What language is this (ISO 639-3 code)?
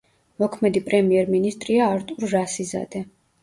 kat